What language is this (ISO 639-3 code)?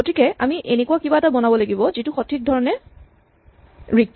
asm